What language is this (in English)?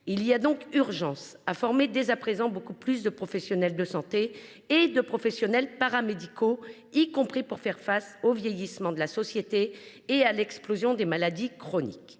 French